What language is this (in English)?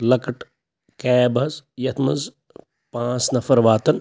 Kashmiri